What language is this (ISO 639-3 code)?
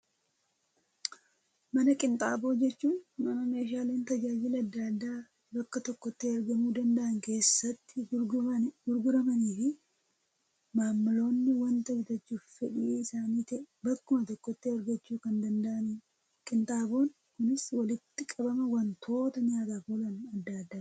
orm